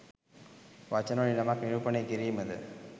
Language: Sinhala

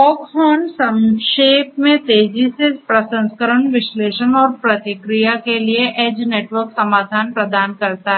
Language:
Hindi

